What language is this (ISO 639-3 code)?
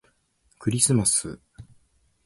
jpn